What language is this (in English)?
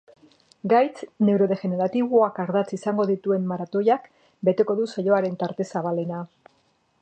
Basque